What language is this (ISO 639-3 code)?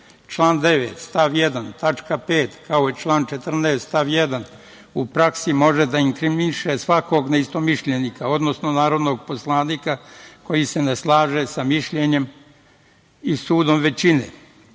srp